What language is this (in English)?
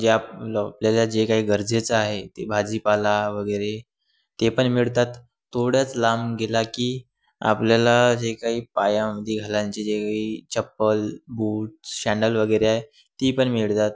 Marathi